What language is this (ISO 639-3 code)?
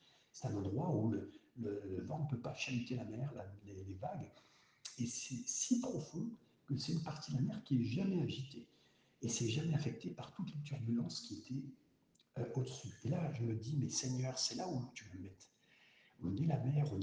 fra